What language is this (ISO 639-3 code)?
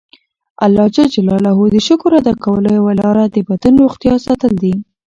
pus